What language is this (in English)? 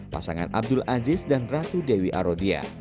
Indonesian